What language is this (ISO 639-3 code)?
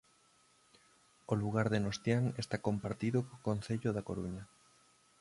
glg